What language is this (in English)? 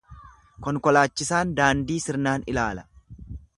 Oromo